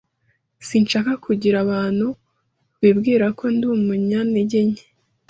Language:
Kinyarwanda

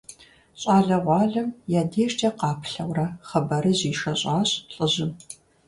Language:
Kabardian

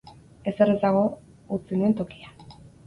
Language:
Basque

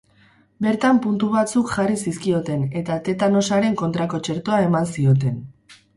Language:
Basque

